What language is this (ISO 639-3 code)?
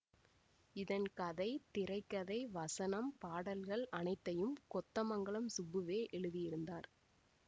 tam